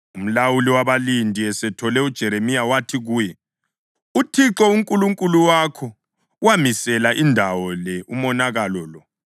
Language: North Ndebele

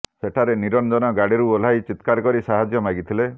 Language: Odia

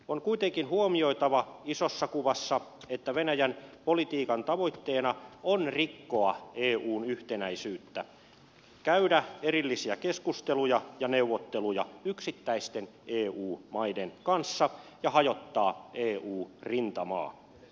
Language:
Finnish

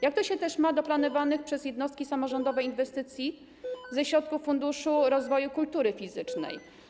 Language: Polish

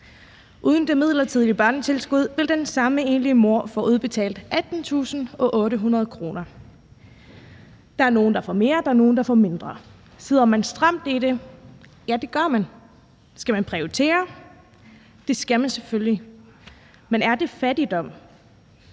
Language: Danish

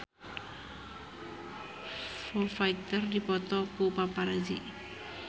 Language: Sundanese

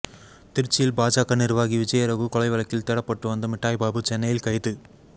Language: Tamil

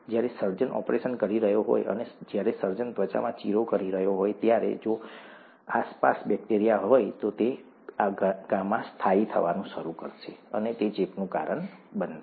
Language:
Gujarati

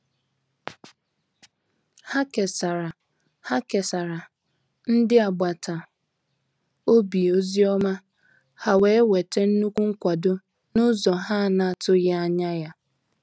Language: Igbo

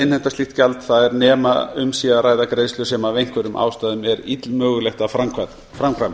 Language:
Icelandic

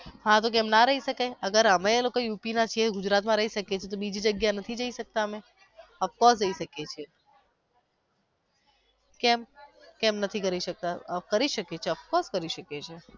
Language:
Gujarati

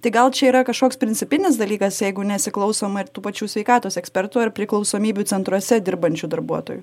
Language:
Lithuanian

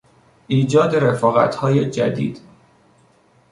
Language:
Persian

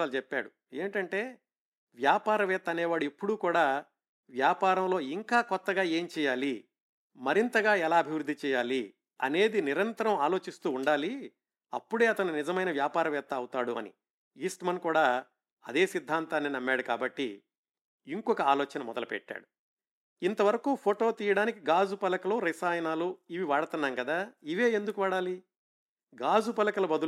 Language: Telugu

